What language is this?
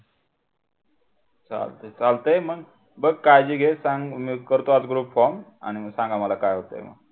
Marathi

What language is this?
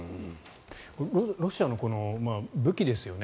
Japanese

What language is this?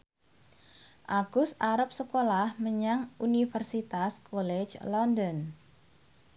Javanese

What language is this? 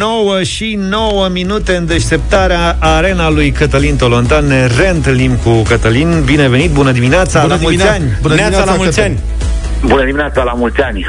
Romanian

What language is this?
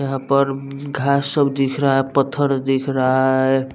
Hindi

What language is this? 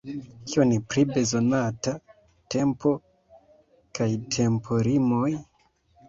Esperanto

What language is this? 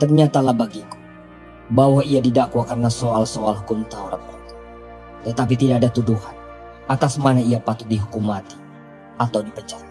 Indonesian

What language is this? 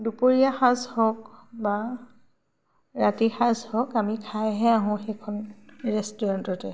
Assamese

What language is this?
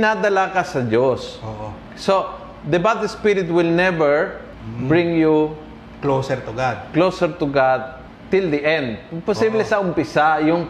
Filipino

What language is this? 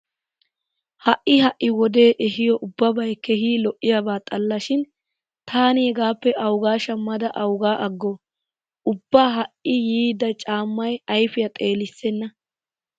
Wolaytta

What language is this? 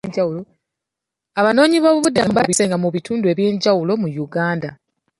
Ganda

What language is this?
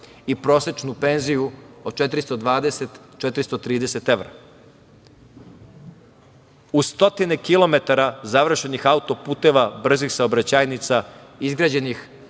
Serbian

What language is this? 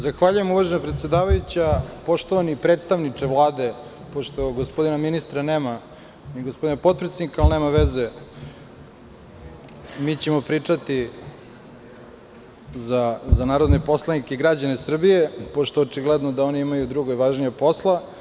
Serbian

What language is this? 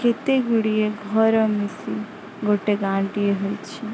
Odia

